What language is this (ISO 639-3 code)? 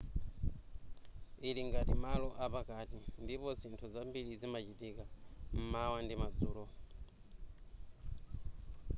nya